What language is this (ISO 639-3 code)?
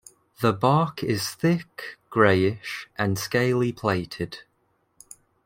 eng